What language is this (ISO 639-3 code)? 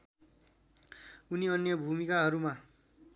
nep